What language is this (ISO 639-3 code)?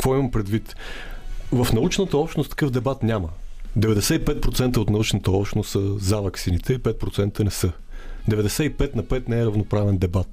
bul